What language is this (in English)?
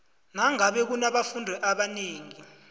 South Ndebele